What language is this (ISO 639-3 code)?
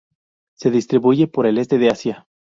spa